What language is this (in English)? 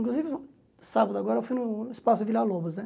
Portuguese